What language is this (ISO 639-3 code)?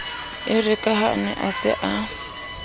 sot